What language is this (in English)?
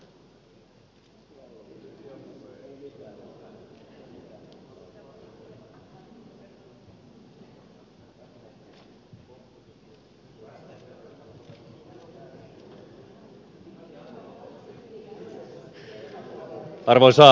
Finnish